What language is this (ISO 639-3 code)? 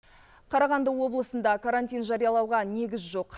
kaz